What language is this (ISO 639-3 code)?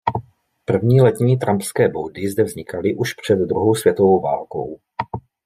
ces